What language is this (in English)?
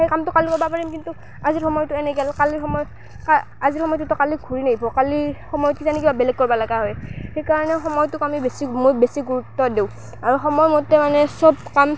Assamese